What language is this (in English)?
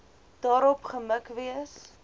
Afrikaans